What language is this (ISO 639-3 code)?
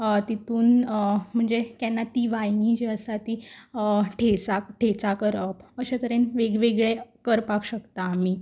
kok